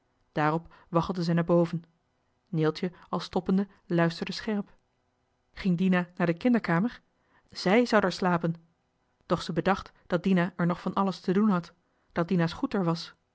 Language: Dutch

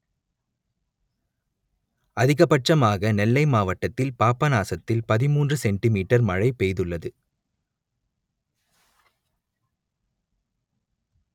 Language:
Tamil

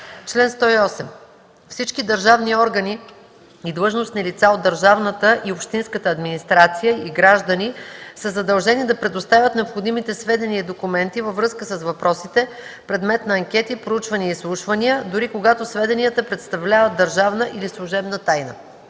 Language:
Bulgarian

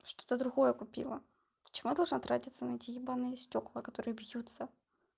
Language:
Russian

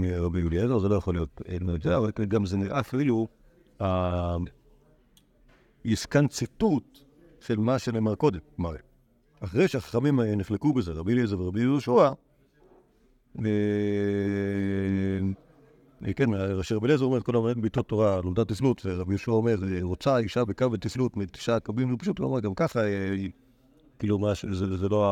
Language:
Hebrew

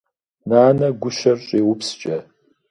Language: Kabardian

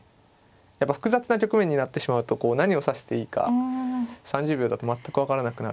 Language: Japanese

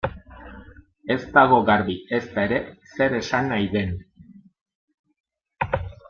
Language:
Basque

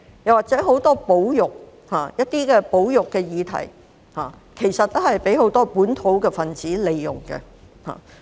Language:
Cantonese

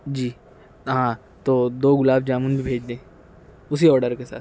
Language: Urdu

